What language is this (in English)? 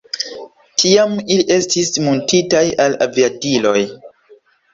Esperanto